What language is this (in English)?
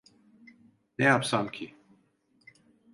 Turkish